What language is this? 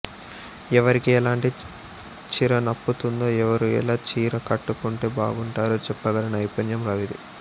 Telugu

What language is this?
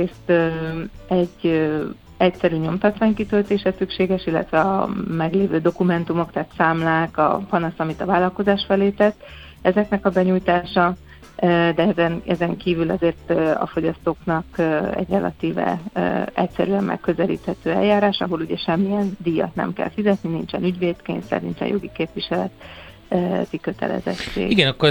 Hungarian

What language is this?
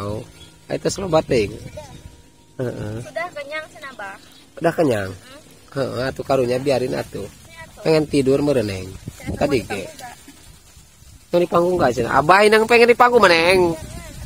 Indonesian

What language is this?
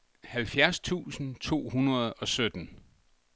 Danish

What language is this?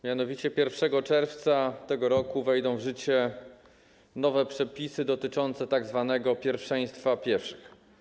Polish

